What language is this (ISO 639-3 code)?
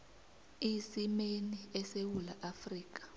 nbl